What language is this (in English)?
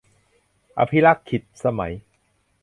Thai